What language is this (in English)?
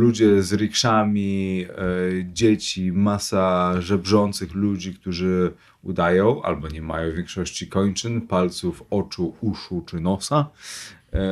Polish